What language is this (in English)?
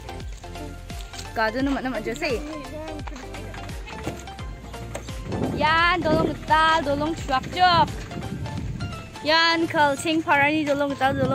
Thai